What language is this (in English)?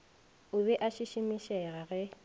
Northern Sotho